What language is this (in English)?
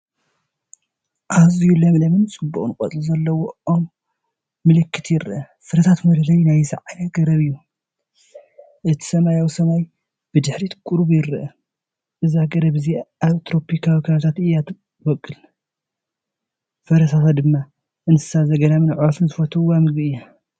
Tigrinya